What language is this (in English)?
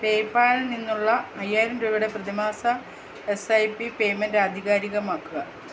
Malayalam